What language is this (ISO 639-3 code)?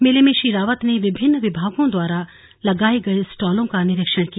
hin